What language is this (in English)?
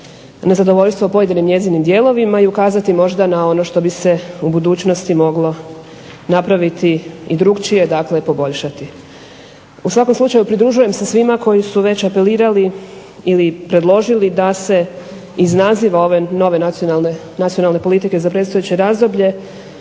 Croatian